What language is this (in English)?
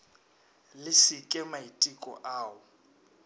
Northern Sotho